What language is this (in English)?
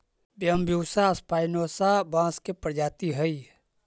Magahi